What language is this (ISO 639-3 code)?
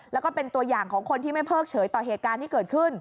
tha